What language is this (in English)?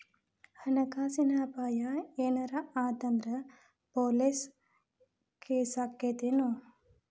Kannada